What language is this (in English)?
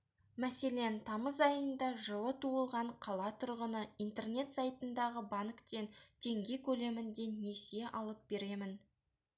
Kazakh